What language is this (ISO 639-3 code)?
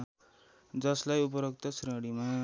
nep